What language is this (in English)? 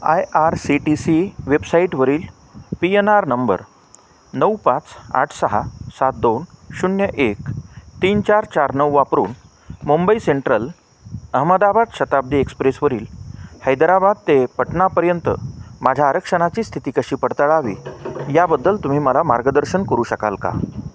Marathi